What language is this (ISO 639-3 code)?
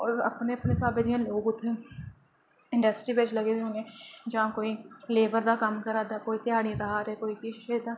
doi